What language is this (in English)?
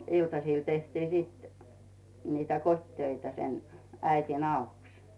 Finnish